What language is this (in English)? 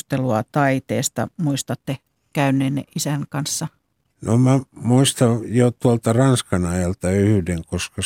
Finnish